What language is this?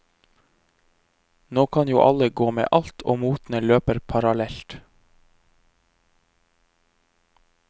Norwegian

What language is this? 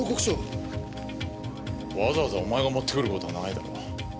Japanese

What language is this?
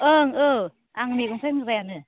Bodo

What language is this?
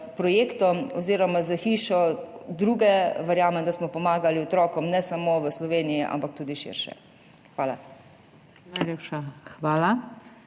Slovenian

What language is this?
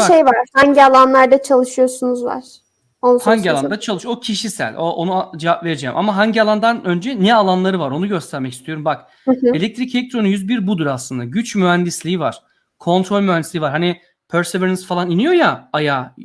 Turkish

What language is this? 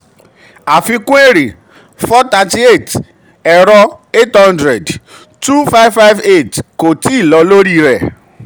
Yoruba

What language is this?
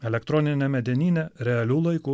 Lithuanian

